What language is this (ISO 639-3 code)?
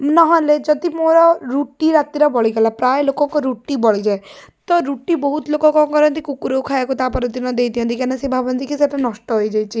ori